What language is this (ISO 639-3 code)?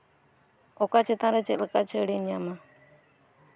sat